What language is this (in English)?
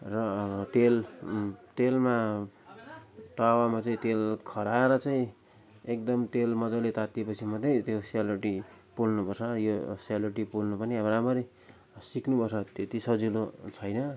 Nepali